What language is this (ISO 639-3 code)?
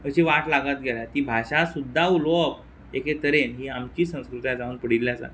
kok